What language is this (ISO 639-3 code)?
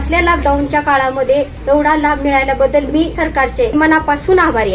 mar